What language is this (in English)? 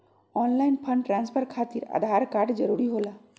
Magahi